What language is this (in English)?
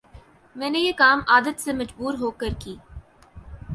Urdu